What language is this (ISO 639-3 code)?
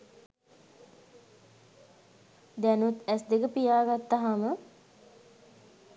sin